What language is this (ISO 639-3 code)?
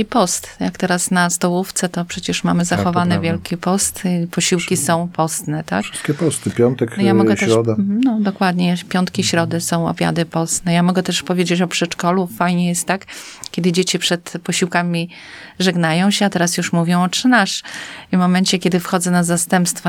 pol